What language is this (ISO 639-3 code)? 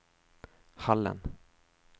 swe